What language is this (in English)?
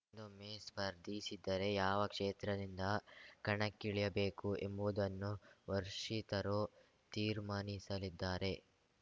Kannada